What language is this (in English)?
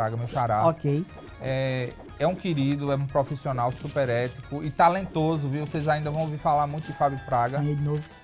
Portuguese